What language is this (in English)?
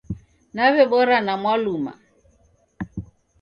Taita